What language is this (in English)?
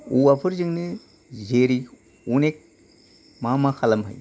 Bodo